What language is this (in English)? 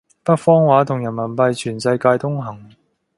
Cantonese